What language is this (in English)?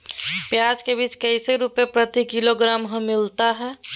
Magahi